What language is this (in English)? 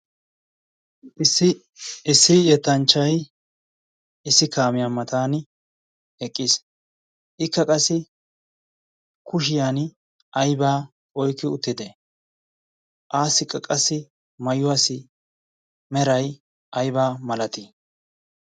Wolaytta